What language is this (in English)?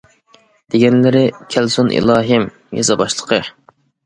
Uyghur